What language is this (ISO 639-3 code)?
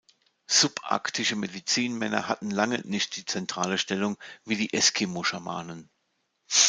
deu